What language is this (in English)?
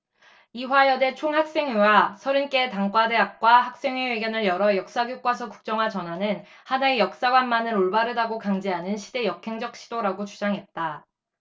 Korean